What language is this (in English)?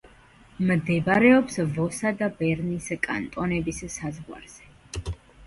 Georgian